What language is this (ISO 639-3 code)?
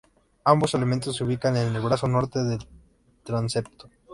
spa